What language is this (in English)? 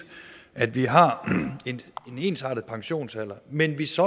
Danish